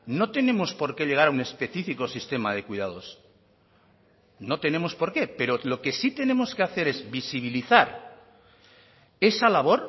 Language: Spanish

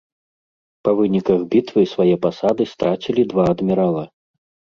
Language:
Belarusian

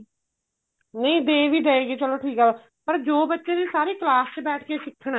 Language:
Punjabi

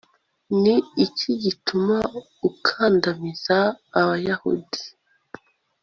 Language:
Kinyarwanda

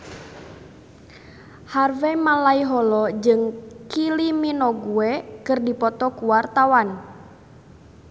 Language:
Sundanese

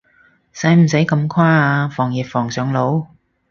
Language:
Cantonese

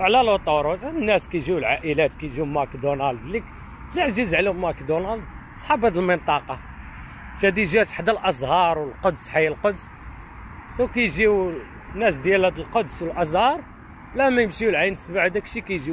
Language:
Arabic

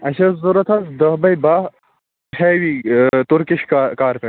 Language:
Kashmiri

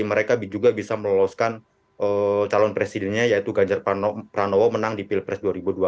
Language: Indonesian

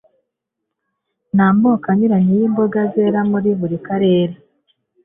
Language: Kinyarwanda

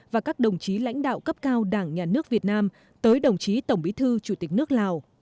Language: Vietnamese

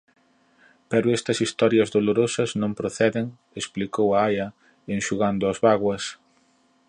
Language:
Galician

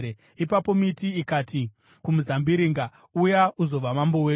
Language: Shona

